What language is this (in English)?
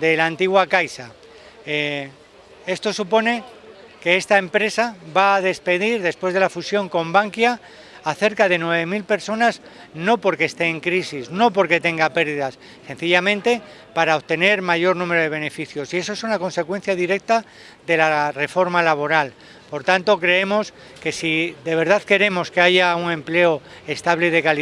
Spanish